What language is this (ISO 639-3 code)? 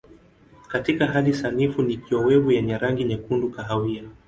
swa